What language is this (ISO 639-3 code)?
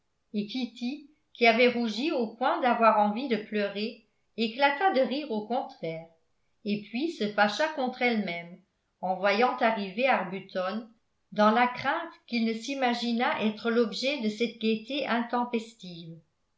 fra